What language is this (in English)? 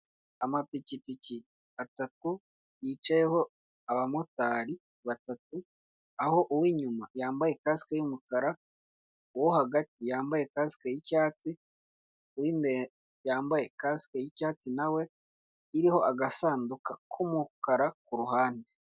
Kinyarwanda